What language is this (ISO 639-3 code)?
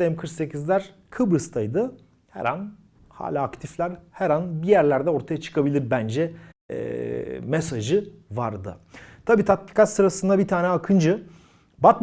tur